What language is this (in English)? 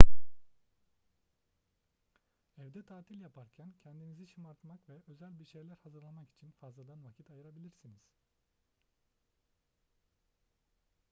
Turkish